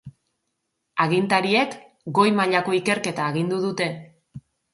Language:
Basque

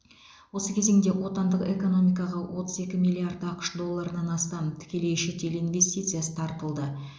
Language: Kazakh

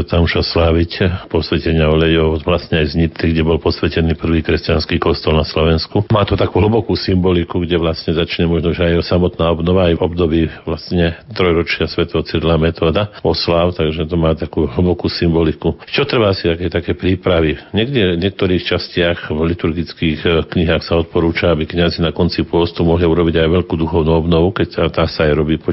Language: Slovak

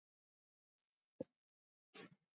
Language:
Icelandic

